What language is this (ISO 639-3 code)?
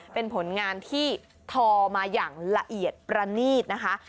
tha